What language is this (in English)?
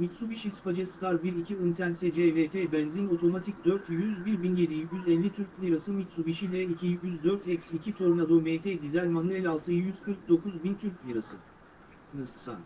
Turkish